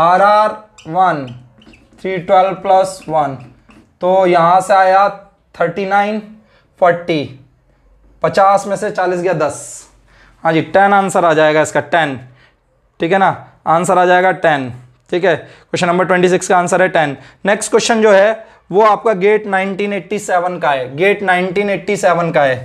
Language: Hindi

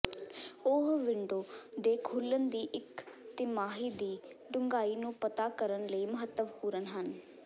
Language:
Punjabi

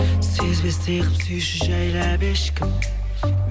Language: Kazakh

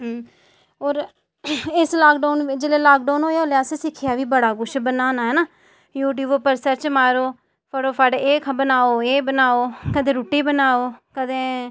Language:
Dogri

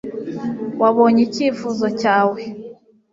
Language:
Kinyarwanda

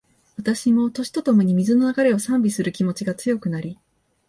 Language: Japanese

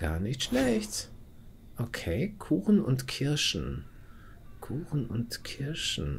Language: German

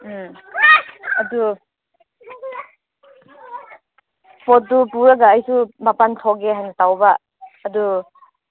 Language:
Manipuri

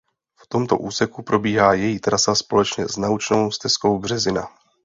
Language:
Czech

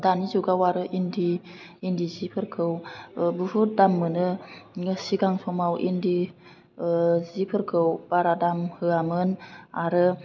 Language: Bodo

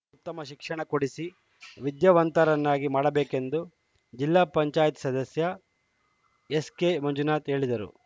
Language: Kannada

